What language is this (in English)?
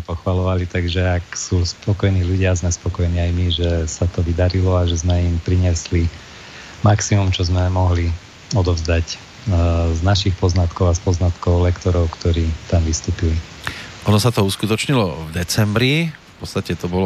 Slovak